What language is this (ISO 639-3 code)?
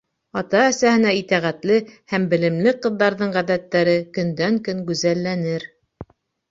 bak